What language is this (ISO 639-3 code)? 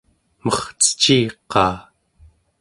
esu